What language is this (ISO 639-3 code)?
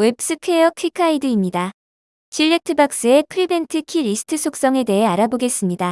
kor